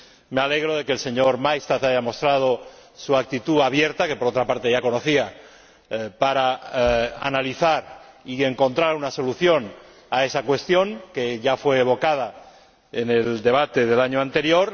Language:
Spanish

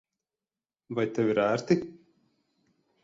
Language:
Latvian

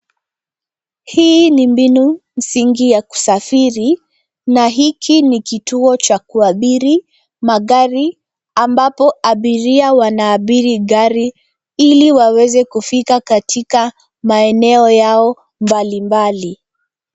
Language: Swahili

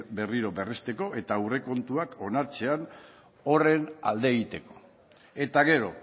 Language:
Basque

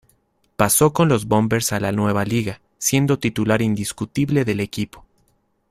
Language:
Spanish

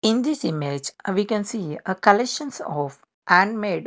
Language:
English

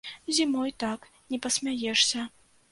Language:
Belarusian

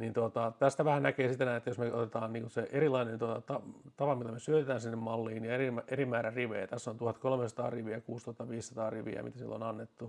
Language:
Finnish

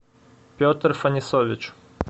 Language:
Russian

